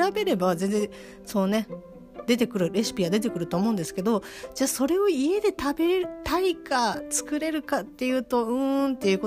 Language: Japanese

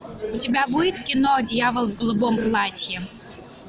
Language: Russian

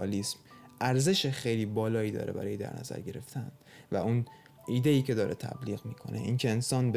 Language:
Persian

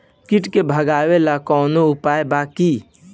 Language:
Bhojpuri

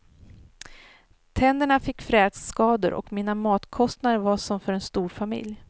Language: Swedish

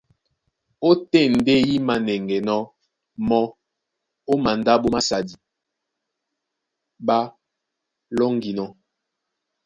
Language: Duala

